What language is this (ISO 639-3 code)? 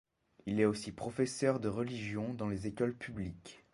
fra